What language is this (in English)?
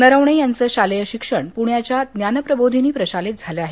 Marathi